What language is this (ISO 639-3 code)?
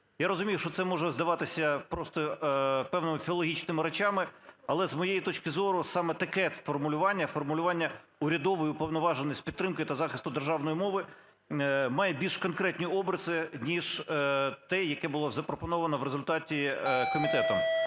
ukr